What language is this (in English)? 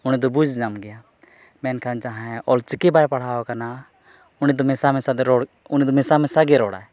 Santali